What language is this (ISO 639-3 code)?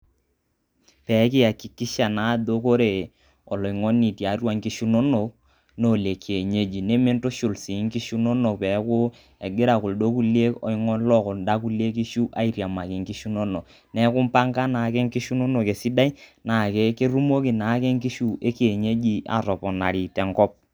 mas